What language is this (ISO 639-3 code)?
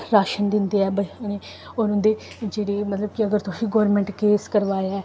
doi